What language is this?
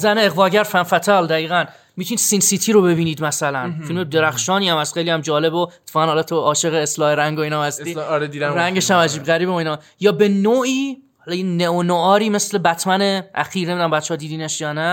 Persian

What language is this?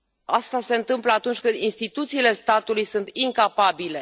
Romanian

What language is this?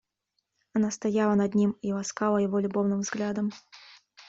Russian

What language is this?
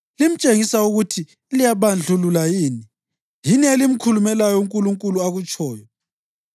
North Ndebele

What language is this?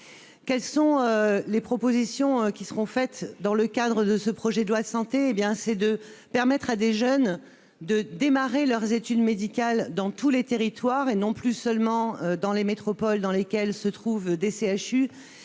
French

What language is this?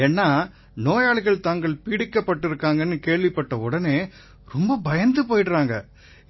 Tamil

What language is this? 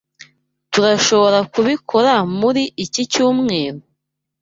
Kinyarwanda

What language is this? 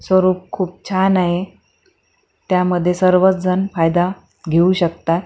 Marathi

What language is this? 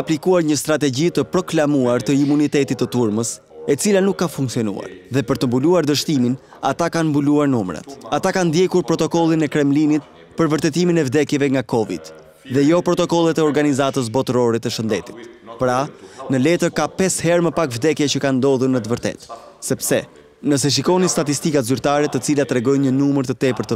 Dutch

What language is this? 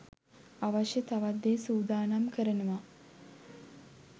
Sinhala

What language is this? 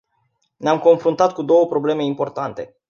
Romanian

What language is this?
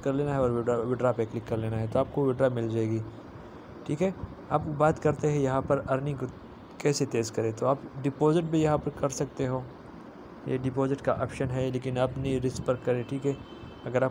Hindi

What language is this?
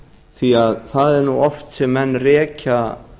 Icelandic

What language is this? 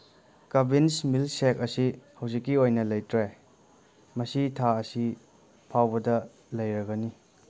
Manipuri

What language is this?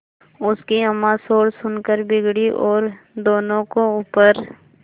Hindi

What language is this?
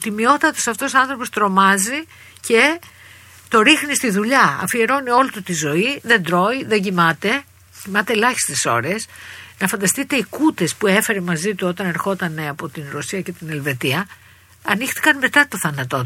Greek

